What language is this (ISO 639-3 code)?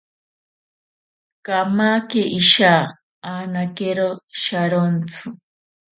prq